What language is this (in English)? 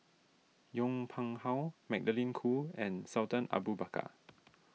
English